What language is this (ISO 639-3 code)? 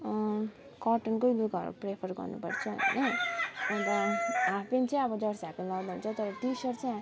nep